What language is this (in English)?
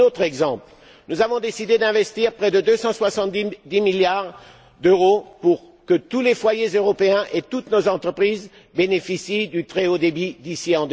French